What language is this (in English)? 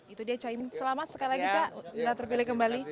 Indonesian